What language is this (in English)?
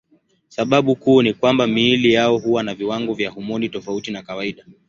Swahili